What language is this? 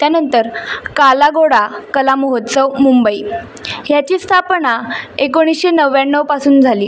Marathi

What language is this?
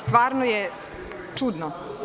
Serbian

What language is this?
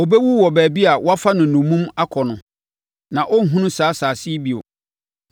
Akan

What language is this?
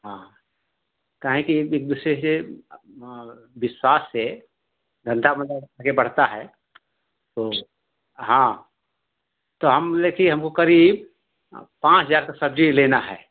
Hindi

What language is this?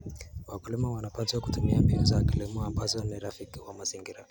Kalenjin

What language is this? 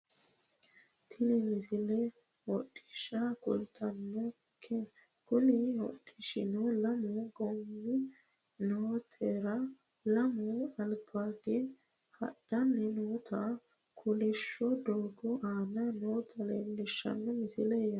Sidamo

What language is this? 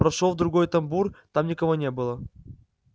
Russian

